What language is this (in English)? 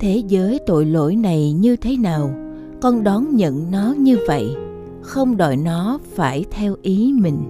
Vietnamese